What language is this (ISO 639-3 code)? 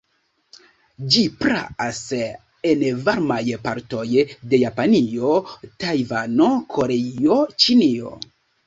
epo